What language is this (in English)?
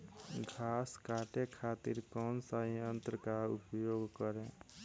Bhojpuri